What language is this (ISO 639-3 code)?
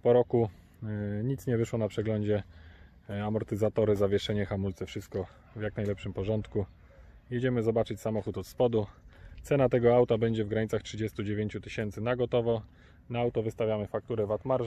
pol